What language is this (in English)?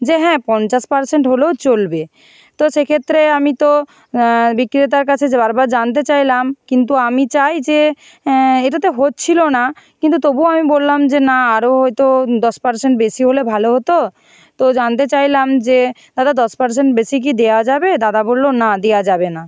Bangla